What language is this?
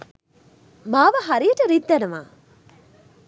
Sinhala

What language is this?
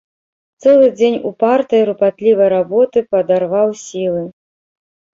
Belarusian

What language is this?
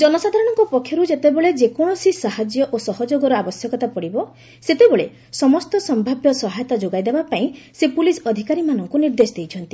Odia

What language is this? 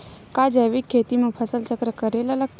Chhattisgarhi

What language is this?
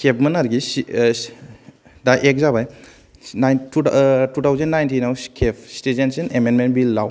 Bodo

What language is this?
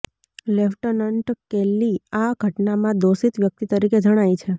Gujarati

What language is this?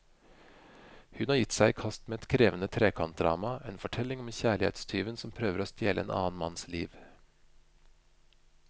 Norwegian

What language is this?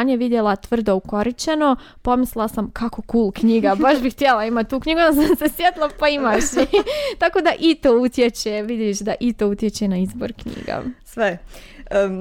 Croatian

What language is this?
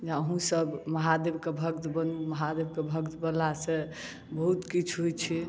Maithili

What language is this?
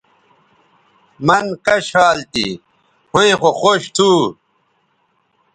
Bateri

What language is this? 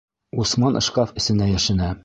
Bashkir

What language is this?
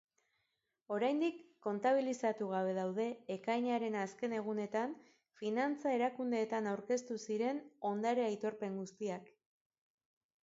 Basque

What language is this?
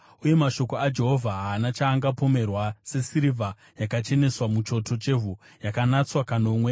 Shona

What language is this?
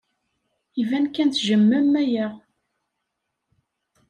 Kabyle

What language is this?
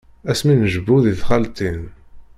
Kabyle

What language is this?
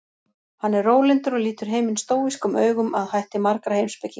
Icelandic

